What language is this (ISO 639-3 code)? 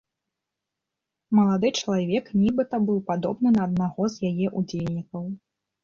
bel